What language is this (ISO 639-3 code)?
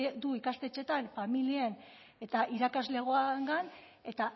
eus